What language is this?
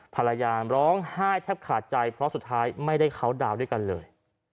Thai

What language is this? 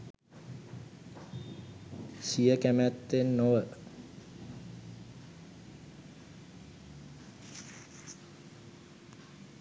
Sinhala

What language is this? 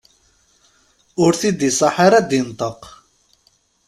Kabyle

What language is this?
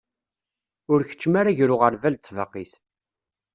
Kabyle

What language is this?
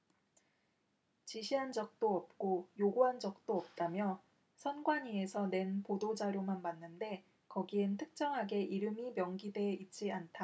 Korean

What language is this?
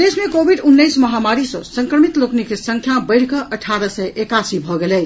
Maithili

